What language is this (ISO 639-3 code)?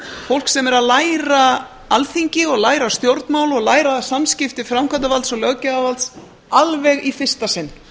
isl